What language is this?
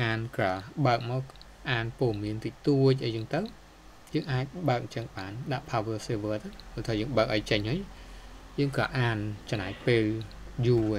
Thai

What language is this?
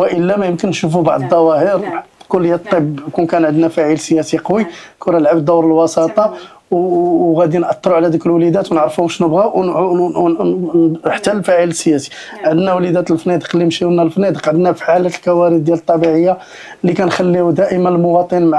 Arabic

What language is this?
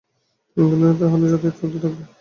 Bangla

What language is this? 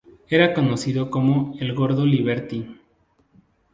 Spanish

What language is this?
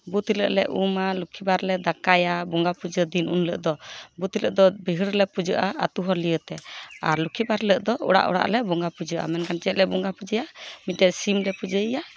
Santali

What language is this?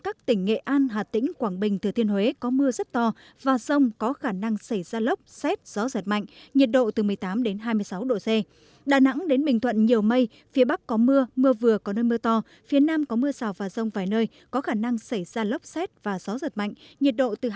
Vietnamese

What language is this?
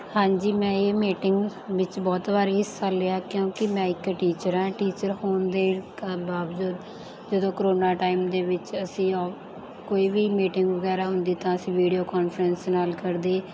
Punjabi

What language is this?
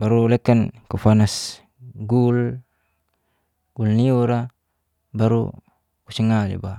Geser-Gorom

